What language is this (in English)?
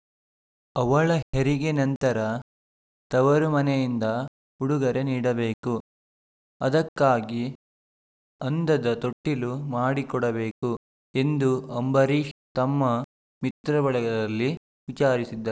Kannada